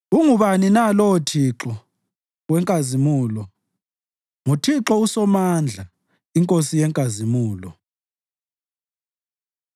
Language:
North Ndebele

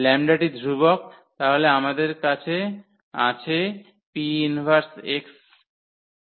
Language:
Bangla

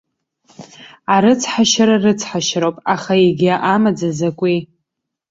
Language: Abkhazian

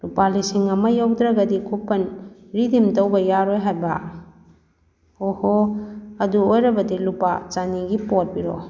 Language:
Manipuri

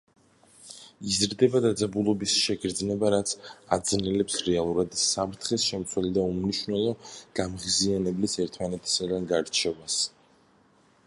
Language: Georgian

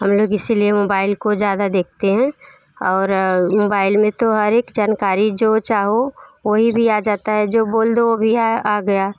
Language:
Hindi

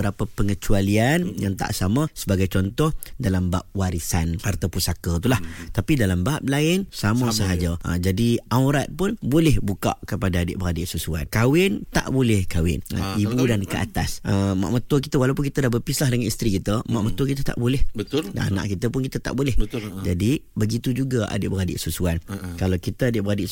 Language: Malay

